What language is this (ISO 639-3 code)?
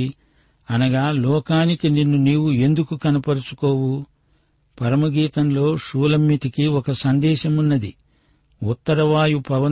tel